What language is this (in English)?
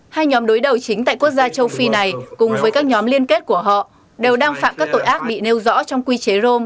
Vietnamese